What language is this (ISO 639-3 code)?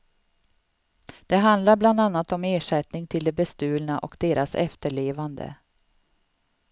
swe